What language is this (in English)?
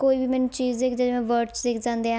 Punjabi